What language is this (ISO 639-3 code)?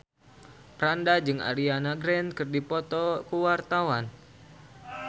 sun